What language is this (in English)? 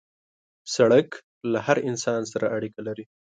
Pashto